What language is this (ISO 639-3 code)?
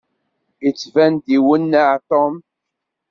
kab